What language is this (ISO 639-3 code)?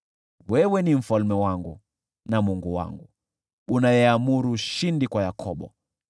swa